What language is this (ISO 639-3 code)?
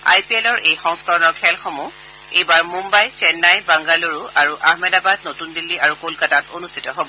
asm